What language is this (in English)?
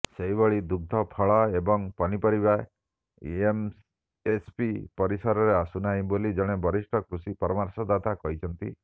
Odia